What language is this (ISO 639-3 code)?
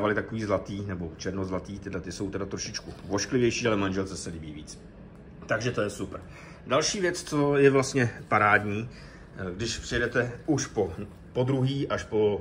ces